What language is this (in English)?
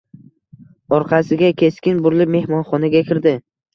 Uzbek